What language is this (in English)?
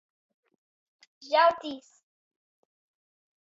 Latgalian